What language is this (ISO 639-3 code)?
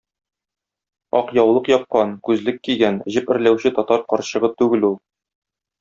tat